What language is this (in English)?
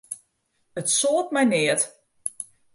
Western Frisian